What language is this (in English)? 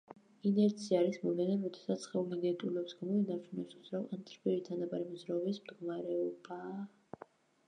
Georgian